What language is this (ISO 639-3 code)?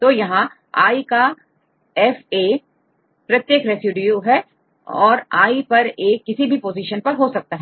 hin